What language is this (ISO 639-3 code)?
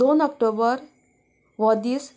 kok